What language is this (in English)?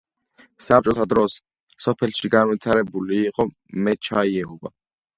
Georgian